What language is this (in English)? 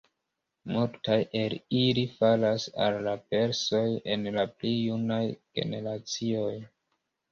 Esperanto